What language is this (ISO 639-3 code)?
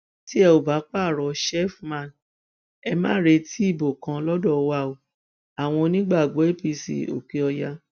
yor